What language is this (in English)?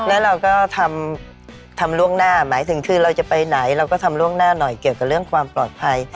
Thai